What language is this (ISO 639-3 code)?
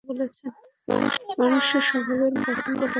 ben